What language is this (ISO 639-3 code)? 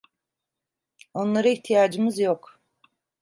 tur